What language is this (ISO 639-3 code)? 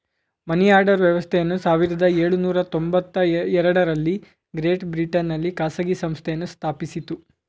kan